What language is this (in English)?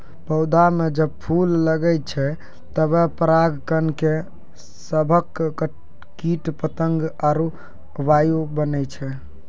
Maithili